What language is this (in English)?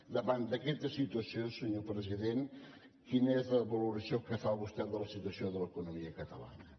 Catalan